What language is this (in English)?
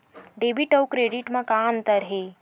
Chhattisgarhi